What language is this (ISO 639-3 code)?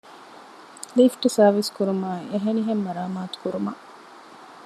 div